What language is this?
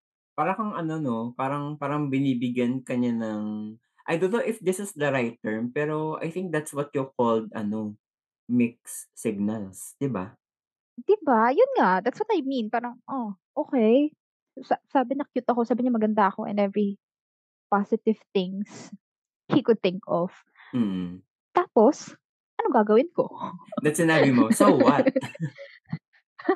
Filipino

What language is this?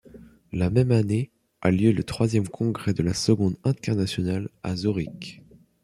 French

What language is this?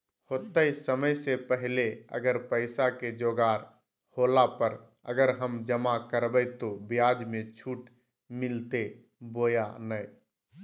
Magahi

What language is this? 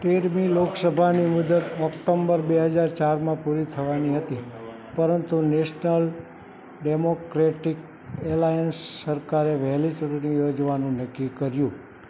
Gujarati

